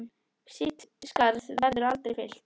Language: Icelandic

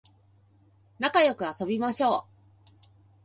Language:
Japanese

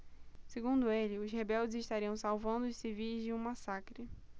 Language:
Portuguese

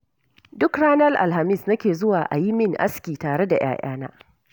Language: Hausa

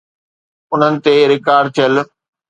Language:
Sindhi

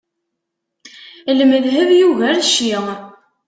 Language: Kabyle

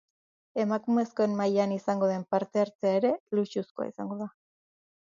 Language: Basque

